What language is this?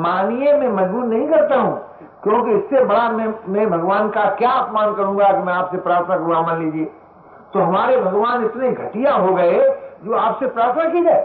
Hindi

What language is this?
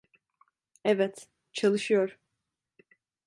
Turkish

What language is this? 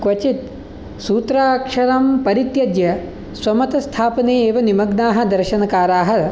Sanskrit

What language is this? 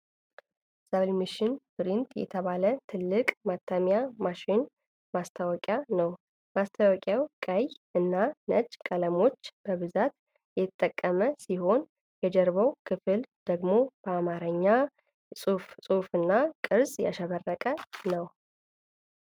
Amharic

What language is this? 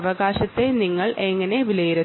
Malayalam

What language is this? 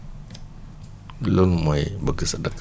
Wolof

